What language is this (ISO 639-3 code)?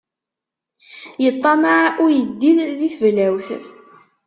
kab